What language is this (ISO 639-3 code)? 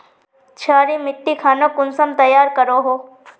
mag